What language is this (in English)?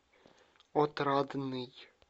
Russian